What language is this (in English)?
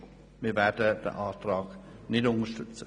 Swiss German